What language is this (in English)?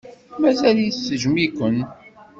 Kabyle